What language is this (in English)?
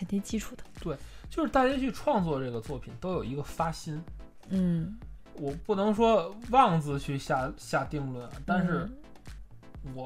Chinese